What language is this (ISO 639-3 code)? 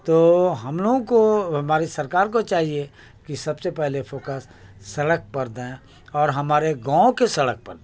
urd